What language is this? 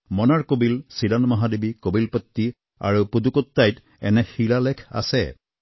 Assamese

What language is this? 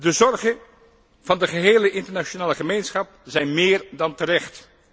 Dutch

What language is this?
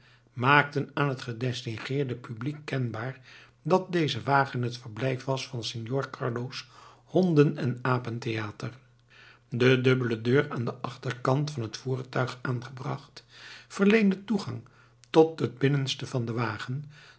Dutch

